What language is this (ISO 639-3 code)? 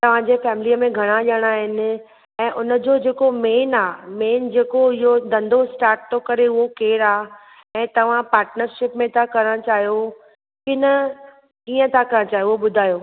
snd